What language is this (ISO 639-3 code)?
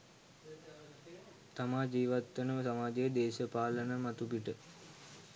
sin